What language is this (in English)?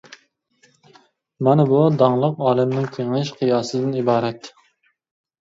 Uyghur